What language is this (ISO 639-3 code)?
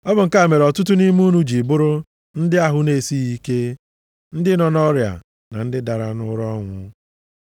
ibo